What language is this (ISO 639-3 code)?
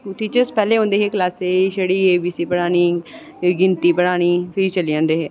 doi